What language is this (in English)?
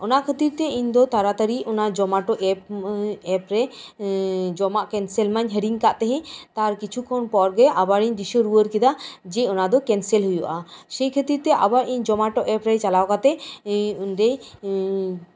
Santali